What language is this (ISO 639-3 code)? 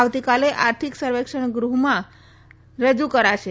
guj